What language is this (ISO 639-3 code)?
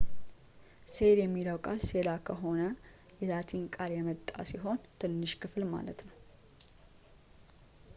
amh